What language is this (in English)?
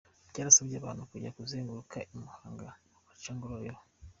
Kinyarwanda